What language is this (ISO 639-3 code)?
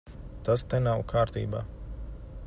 lav